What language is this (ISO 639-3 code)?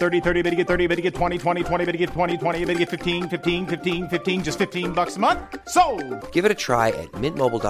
swe